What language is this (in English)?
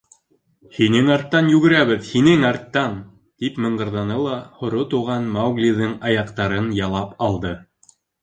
Bashkir